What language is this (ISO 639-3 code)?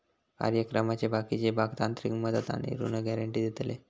mar